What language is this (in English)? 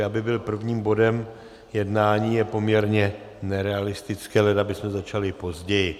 Czech